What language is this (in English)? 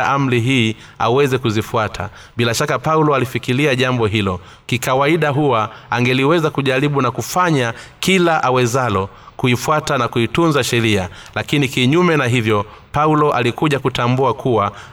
Swahili